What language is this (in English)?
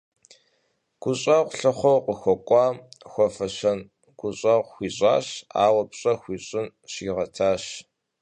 Kabardian